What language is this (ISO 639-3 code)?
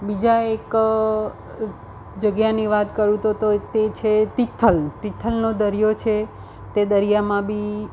guj